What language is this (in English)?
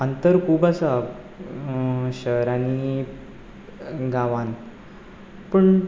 Konkani